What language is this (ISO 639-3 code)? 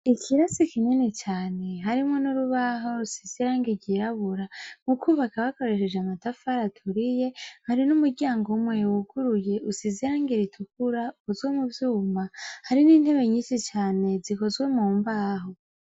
run